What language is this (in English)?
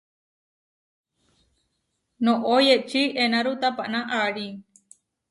Huarijio